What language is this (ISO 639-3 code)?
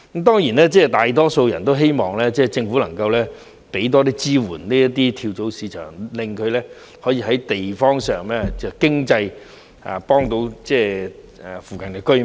yue